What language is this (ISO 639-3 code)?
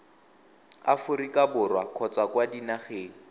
tsn